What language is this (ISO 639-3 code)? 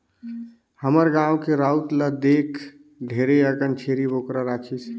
hne